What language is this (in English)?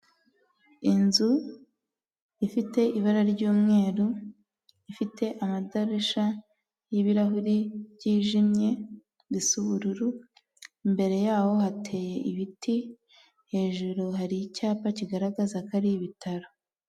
Kinyarwanda